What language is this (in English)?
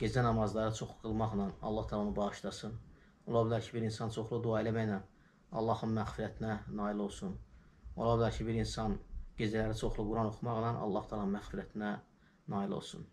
Turkish